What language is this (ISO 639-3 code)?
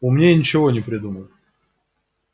rus